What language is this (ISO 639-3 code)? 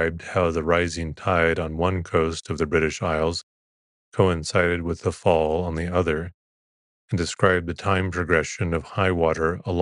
eng